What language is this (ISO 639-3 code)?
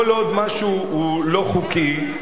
heb